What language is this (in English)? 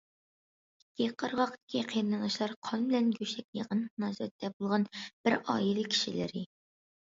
Uyghur